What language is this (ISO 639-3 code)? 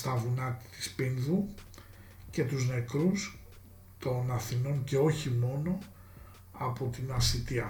ell